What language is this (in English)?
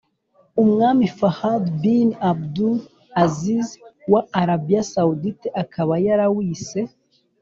Kinyarwanda